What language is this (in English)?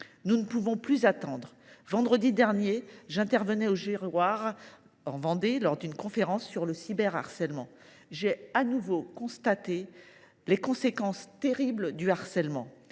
French